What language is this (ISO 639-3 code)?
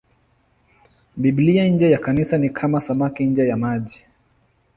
swa